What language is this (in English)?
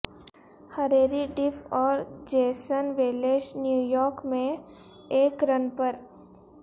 Urdu